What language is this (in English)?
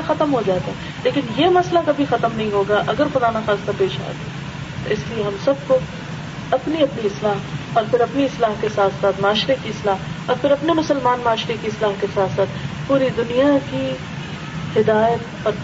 Urdu